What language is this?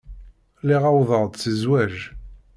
Kabyle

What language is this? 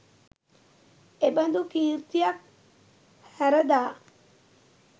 Sinhala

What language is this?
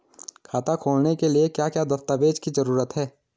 Hindi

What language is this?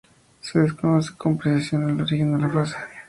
Spanish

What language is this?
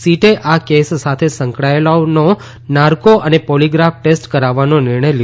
Gujarati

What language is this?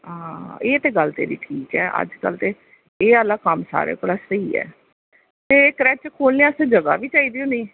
Dogri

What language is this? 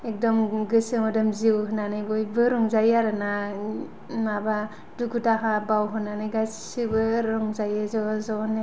Bodo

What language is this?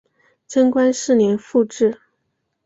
Chinese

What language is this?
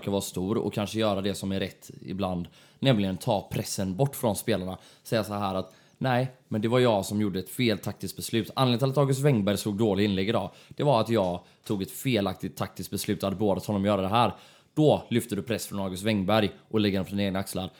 Swedish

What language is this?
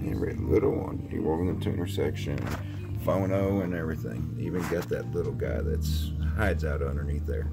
English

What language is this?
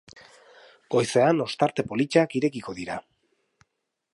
Basque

